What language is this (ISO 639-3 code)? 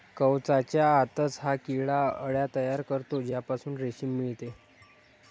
mar